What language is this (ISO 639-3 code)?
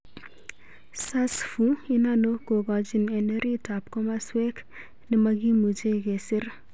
kln